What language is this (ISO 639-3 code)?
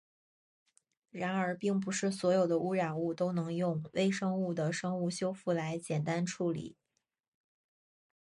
zho